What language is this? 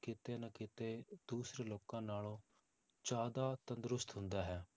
Punjabi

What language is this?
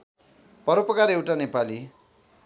Nepali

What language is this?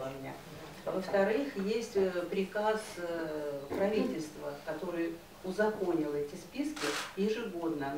Russian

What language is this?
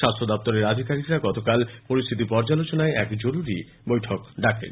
Bangla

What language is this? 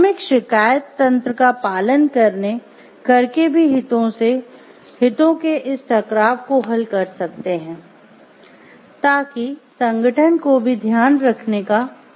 Hindi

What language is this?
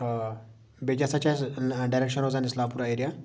Kashmiri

